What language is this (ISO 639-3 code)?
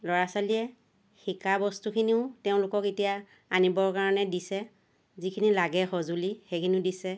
asm